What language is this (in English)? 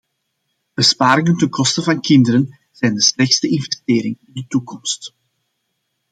Dutch